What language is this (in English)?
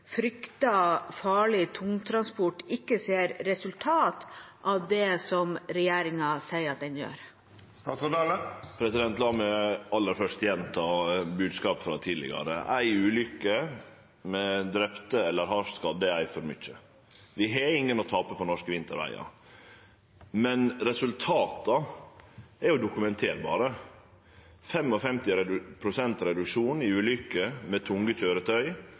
Norwegian